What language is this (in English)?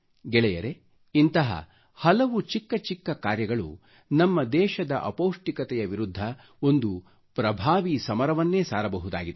Kannada